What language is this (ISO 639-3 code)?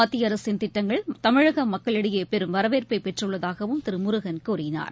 tam